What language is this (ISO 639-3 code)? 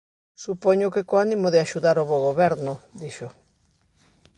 glg